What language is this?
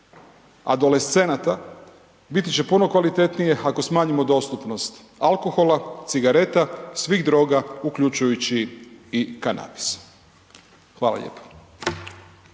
Croatian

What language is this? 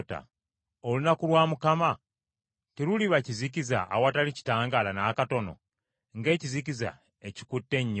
Ganda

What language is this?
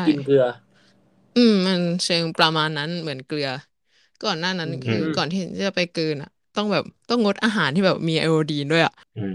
Thai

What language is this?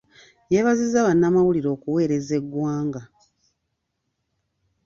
Ganda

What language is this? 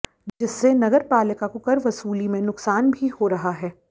Hindi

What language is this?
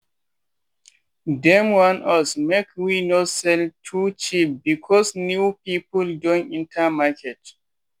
Nigerian Pidgin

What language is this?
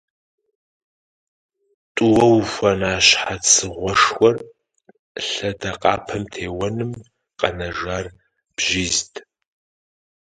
Kabardian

